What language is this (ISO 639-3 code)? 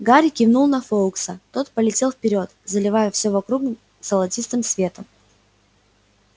rus